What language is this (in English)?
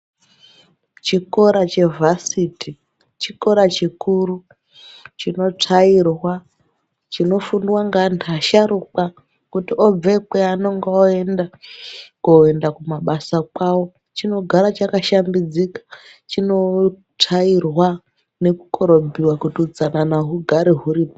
Ndau